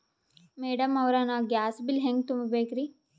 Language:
Kannada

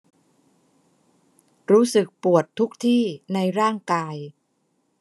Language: Thai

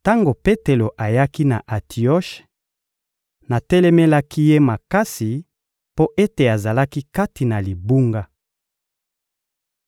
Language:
Lingala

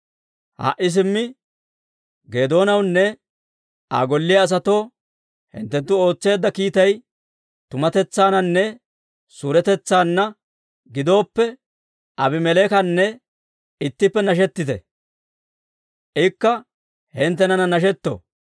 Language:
Dawro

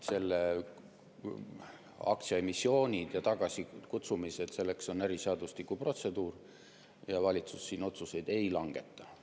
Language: Estonian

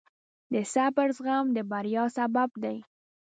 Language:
Pashto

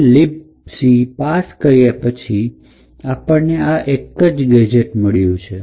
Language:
Gujarati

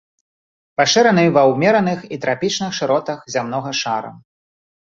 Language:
Belarusian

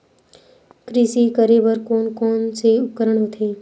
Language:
Chhattisgarhi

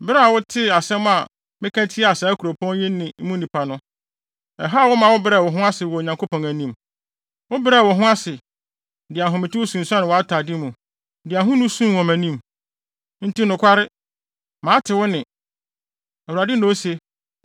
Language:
Akan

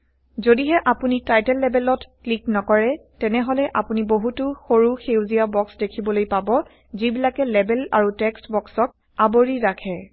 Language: Assamese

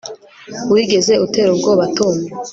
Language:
Kinyarwanda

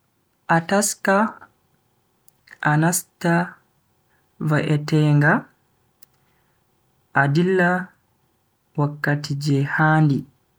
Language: Bagirmi Fulfulde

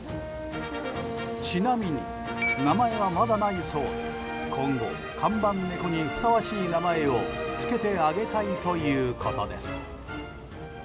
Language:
Japanese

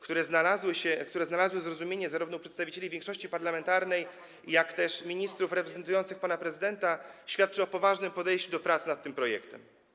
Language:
Polish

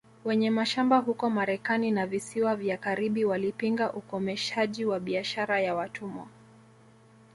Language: Swahili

